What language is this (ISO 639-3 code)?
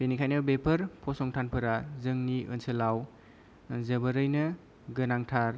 brx